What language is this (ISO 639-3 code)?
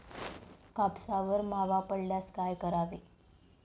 mar